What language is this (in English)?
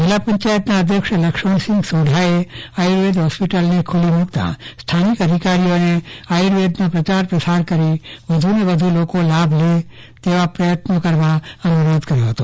Gujarati